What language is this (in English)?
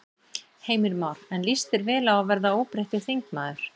Icelandic